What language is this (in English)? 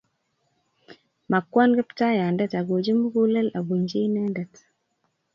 Kalenjin